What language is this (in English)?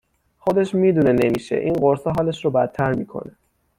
Persian